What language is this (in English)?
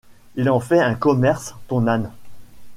French